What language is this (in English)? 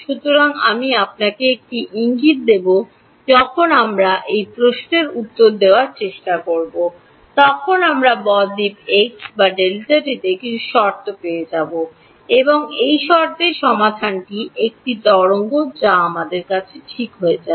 Bangla